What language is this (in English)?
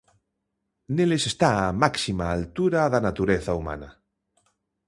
Galician